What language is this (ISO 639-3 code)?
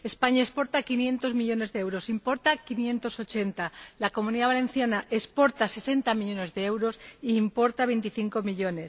spa